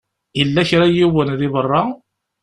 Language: Kabyle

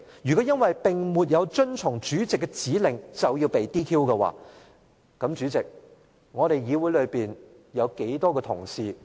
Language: Cantonese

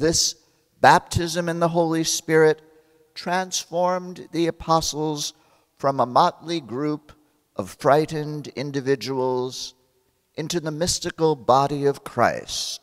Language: English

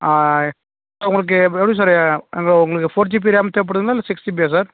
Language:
Tamil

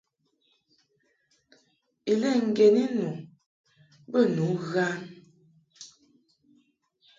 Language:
Mungaka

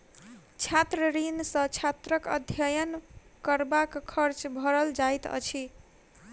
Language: Maithili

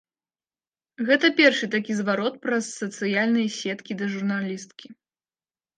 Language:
Belarusian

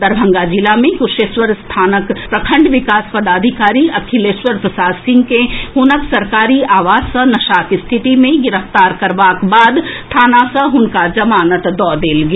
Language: Maithili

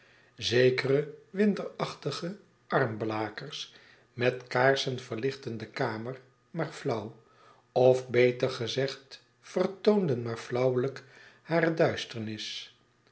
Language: Dutch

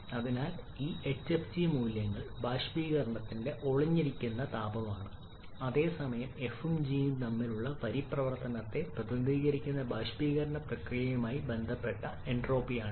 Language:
Malayalam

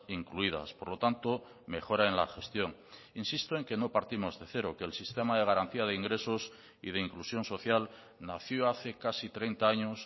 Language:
Spanish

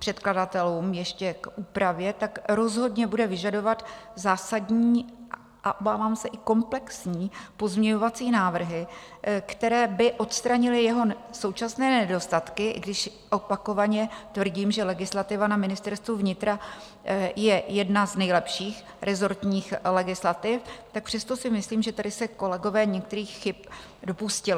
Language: Czech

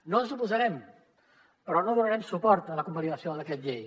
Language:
Catalan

